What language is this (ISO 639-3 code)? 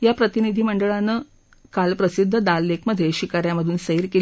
mar